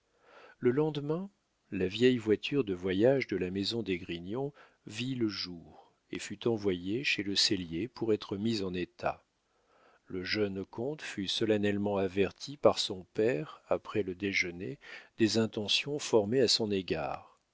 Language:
French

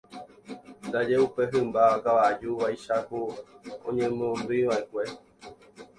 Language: Guarani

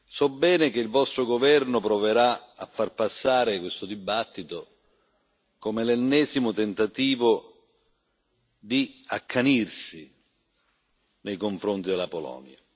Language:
Italian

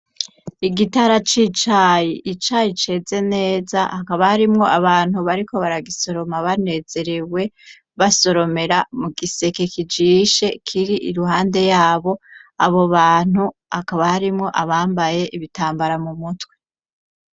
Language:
Rundi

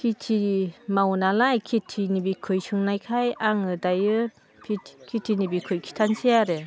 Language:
Bodo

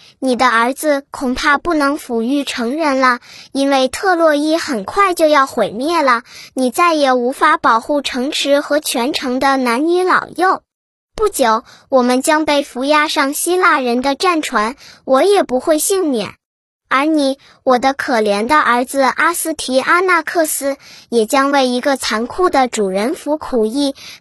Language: Chinese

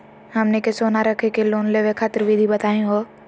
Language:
Magahi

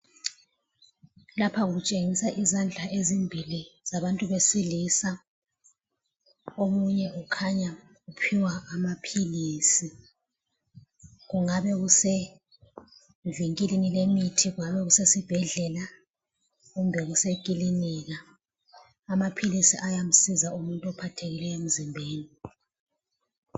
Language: North Ndebele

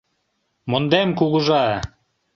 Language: Mari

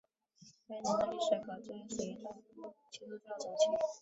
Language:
Chinese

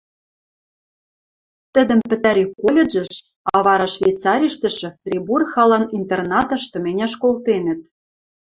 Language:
Western Mari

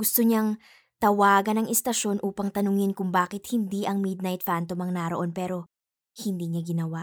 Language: Filipino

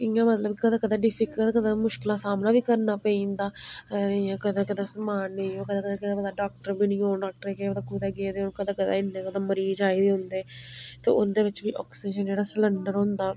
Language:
Dogri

